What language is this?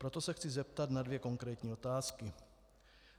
Czech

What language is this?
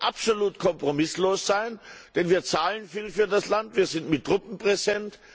German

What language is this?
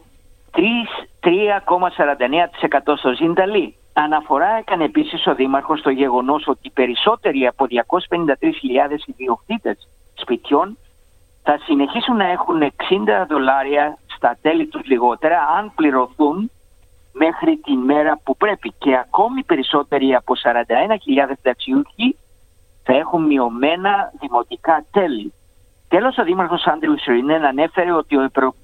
Greek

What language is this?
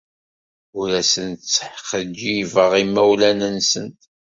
Kabyle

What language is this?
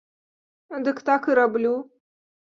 Belarusian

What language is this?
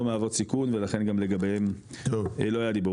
Hebrew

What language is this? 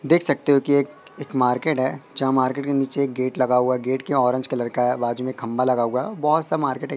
Hindi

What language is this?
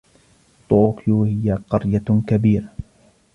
Arabic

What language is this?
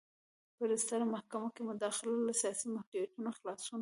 Pashto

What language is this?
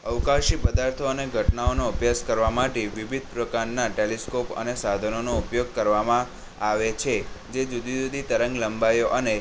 Gujarati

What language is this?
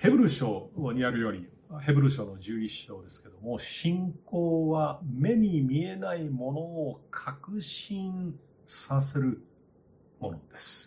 Japanese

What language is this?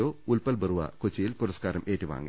Malayalam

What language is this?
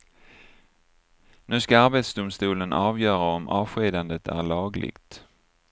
Swedish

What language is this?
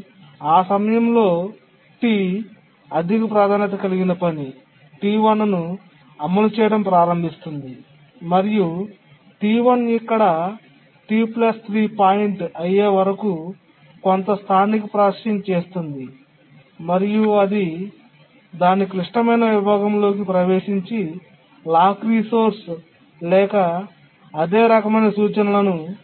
Telugu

